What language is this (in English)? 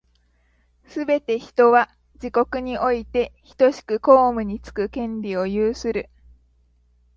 Japanese